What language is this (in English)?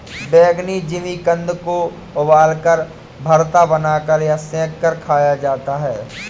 Hindi